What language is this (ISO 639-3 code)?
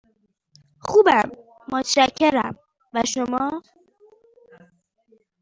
fas